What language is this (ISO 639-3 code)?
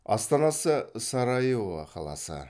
kaz